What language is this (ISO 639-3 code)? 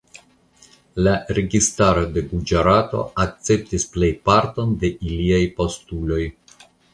epo